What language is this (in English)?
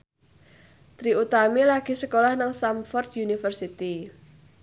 Javanese